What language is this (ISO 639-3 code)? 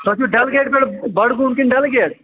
kas